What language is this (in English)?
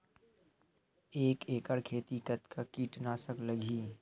Chhattisgarhi